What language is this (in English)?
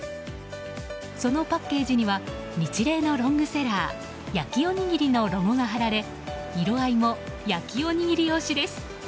Japanese